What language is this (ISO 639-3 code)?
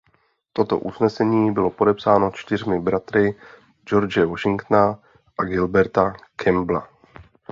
ces